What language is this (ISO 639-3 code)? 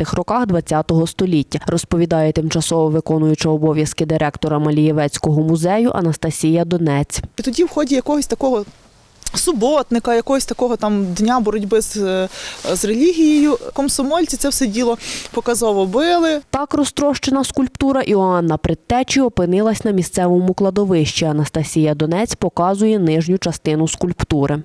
ukr